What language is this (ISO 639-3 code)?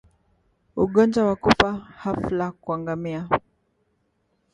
swa